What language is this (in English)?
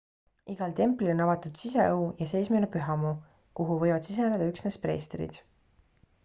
Estonian